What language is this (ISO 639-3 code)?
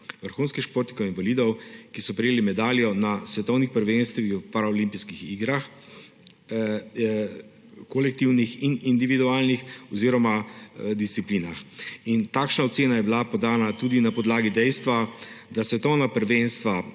slv